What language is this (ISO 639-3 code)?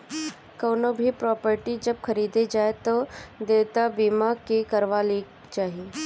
bho